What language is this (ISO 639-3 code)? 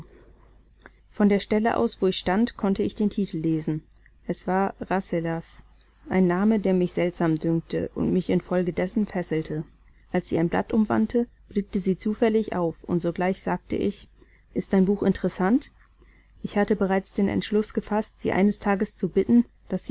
deu